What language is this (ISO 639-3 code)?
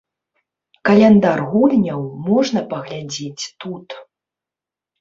bel